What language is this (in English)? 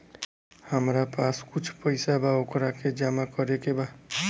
Bhojpuri